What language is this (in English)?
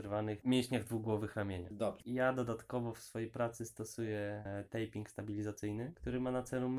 Polish